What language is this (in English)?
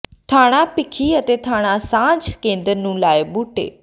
Punjabi